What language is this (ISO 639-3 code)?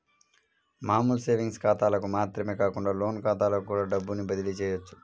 tel